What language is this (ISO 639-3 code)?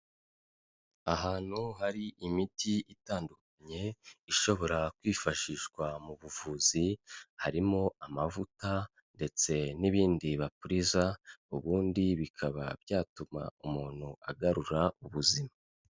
kin